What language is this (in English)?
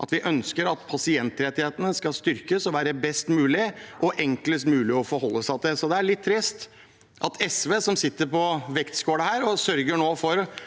Norwegian